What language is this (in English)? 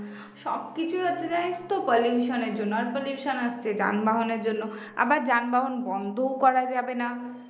Bangla